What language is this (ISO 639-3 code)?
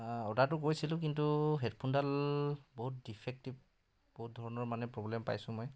asm